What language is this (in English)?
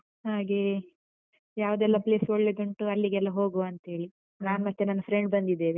Kannada